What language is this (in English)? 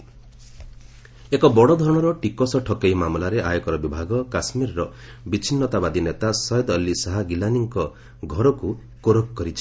Odia